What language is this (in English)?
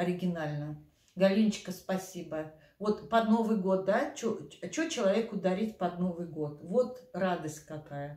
Russian